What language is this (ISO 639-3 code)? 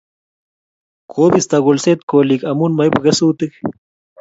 kln